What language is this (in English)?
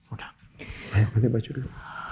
Indonesian